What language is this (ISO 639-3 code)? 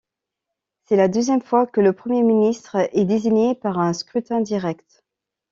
fra